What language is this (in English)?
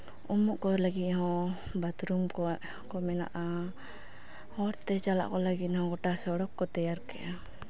Santali